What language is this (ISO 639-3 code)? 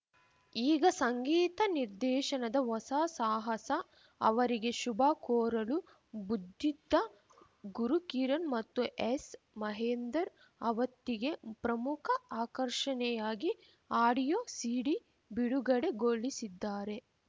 kan